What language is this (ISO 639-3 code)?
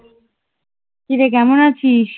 ben